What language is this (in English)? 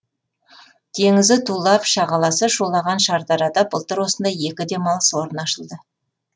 Kazakh